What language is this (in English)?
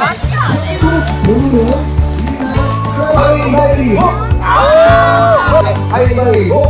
Korean